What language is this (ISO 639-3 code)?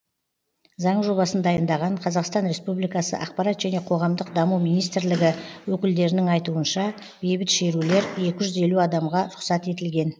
kaz